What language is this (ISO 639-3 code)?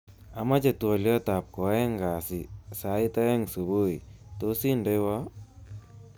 kln